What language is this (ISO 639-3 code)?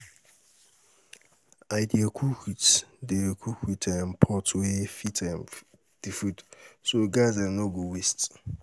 pcm